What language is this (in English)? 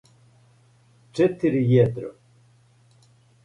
Serbian